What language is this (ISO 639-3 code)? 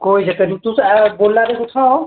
doi